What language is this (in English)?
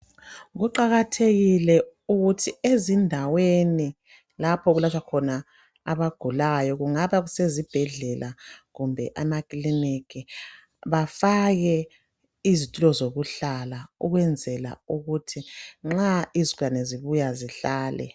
North Ndebele